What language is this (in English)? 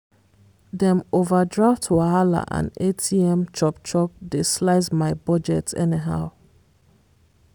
Nigerian Pidgin